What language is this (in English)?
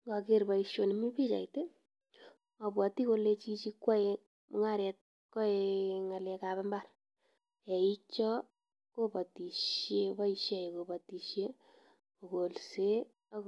Kalenjin